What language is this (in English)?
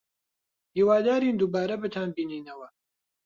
Central Kurdish